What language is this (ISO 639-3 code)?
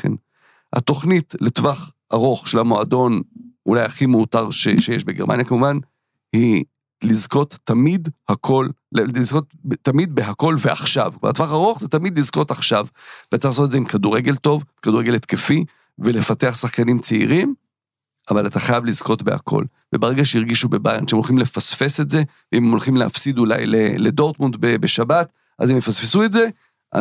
heb